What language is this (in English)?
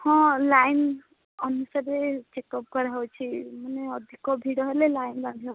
Odia